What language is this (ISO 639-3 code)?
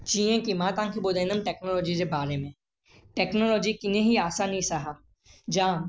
snd